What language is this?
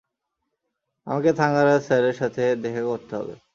Bangla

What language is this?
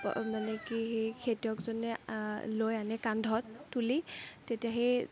Assamese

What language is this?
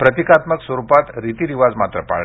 Marathi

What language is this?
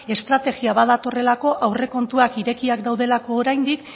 Basque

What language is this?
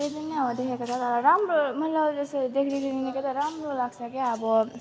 Nepali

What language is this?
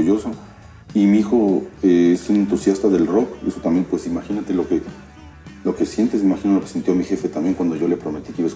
Spanish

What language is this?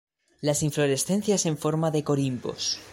Spanish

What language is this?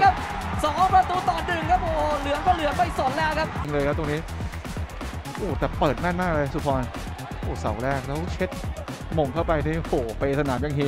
Thai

